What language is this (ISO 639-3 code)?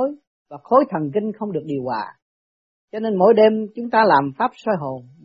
vie